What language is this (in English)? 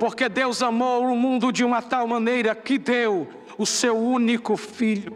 Portuguese